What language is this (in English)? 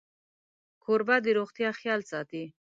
Pashto